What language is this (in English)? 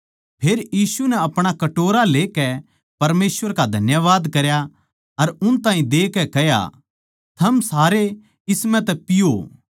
Haryanvi